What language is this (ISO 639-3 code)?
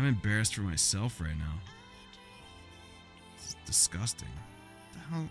eng